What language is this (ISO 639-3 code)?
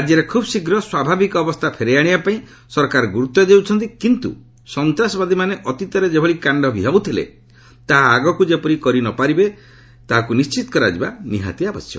ori